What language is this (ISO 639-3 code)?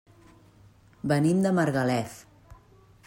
cat